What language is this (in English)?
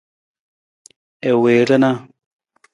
Nawdm